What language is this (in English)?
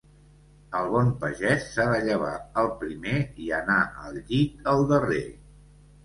Catalan